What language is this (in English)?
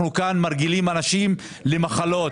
Hebrew